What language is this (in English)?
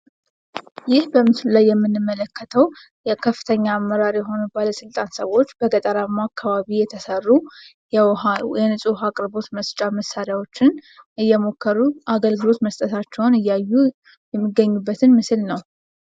Amharic